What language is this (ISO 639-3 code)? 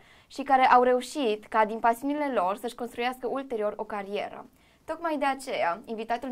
ron